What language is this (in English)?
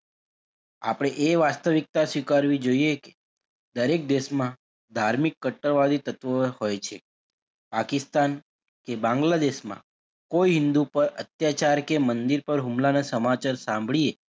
Gujarati